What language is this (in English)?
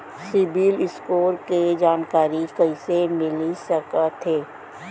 Chhattisgarhi